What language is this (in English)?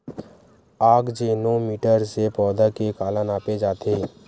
Chhattisgarhi